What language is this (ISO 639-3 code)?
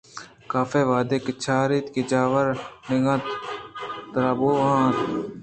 bgp